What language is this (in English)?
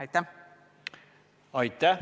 Estonian